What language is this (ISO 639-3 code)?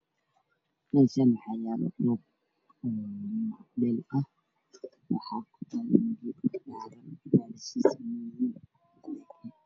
som